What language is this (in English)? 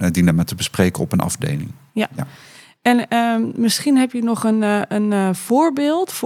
Dutch